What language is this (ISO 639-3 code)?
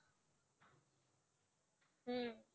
ben